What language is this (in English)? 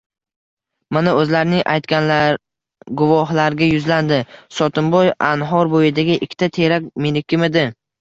Uzbek